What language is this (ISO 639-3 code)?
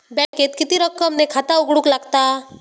mar